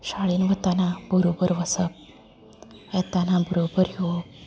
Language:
Konkani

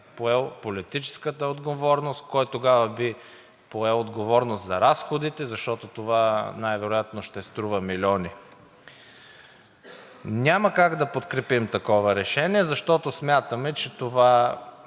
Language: Bulgarian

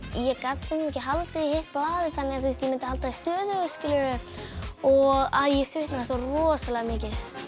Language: Icelandic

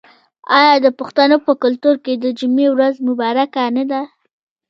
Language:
Pashto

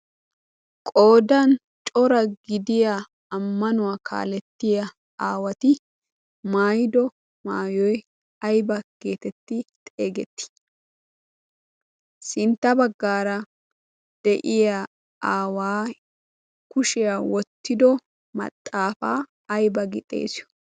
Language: Wolaytta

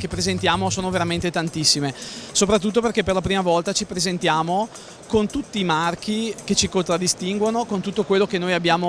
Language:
Italian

